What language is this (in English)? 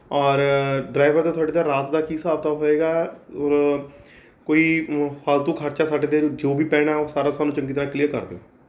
Punjabi